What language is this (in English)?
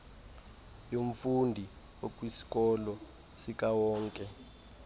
Xhosa